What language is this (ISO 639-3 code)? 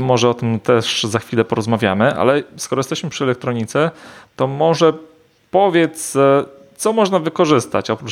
pol